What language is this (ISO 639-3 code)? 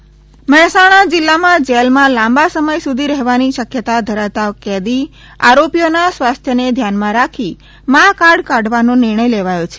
guj